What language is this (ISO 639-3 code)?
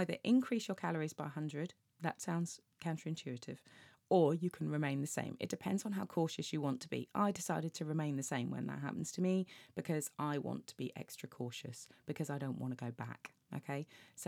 eng